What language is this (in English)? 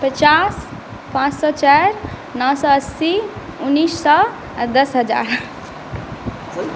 Maithili